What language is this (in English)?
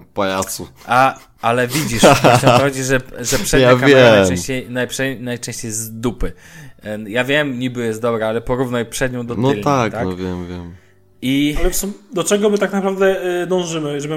Polish